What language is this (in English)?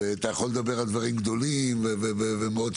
Hebrew